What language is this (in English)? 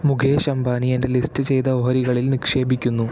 Malayalam